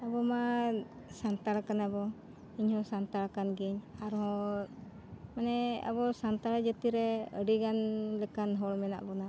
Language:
Santali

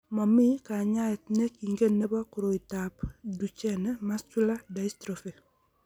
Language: Kalenjin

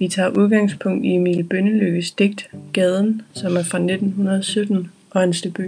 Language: Danish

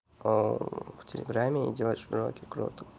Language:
Russian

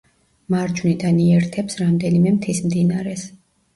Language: Georgian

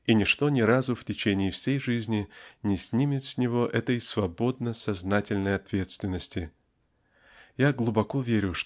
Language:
Russian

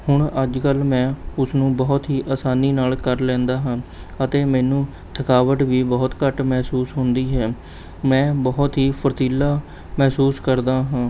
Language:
Punjabi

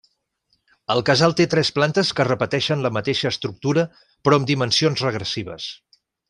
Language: Catalan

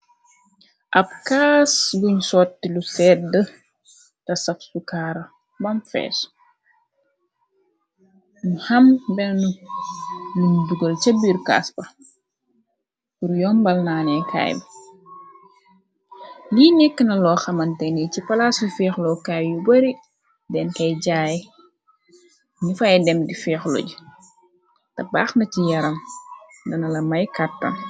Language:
Wolof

